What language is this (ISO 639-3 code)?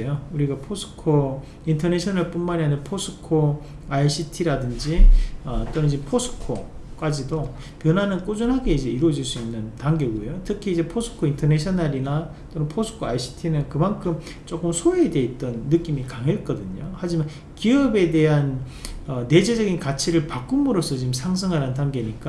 kor